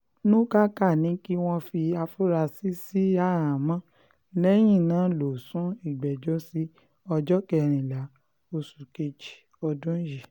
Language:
Yoruba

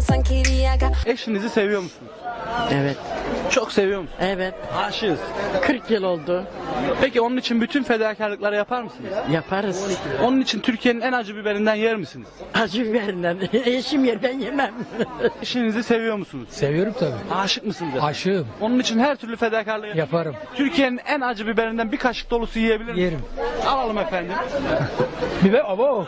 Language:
Turkish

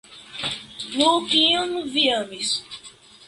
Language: Esperanto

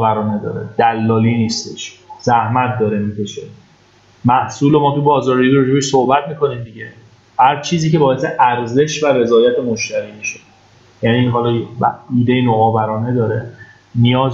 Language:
Persian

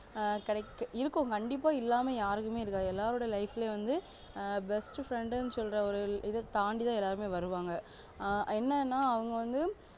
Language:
Tamil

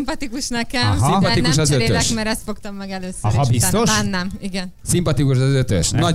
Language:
Hungarian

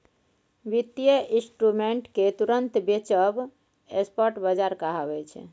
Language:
Maithili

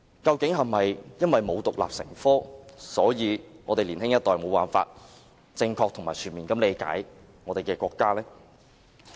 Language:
Cantonese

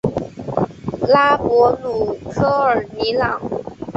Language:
Chinese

